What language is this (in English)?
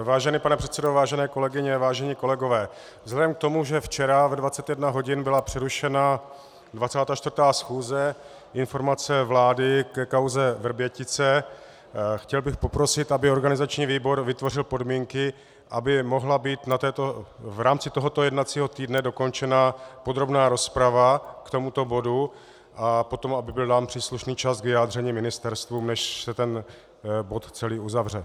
Czech